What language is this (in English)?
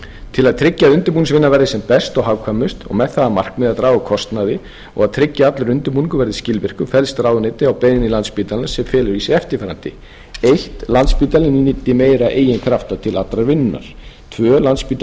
Icelandic